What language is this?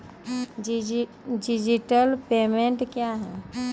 Maithili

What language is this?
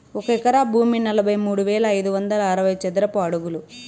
Telugu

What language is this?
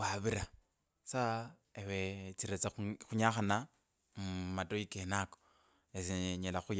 Kabras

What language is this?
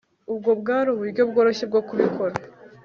Kinyarwanda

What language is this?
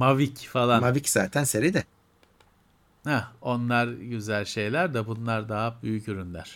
Turkish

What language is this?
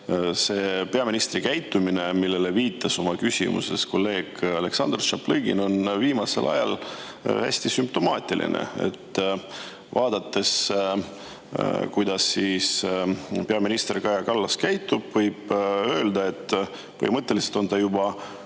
Estonian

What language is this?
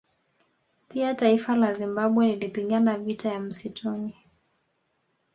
Swahili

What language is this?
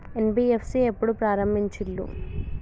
Telugu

